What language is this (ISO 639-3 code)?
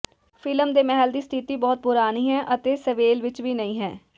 pan